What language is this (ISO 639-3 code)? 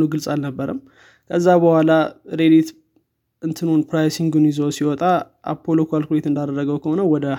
amh